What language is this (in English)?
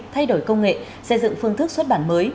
Vietnamese